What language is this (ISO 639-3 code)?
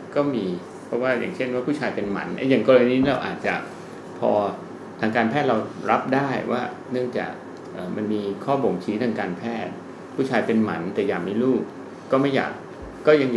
tha